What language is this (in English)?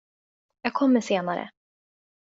Swedish